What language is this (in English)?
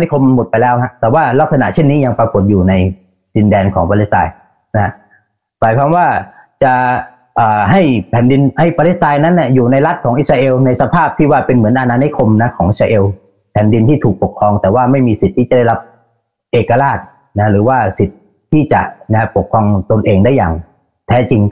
Thai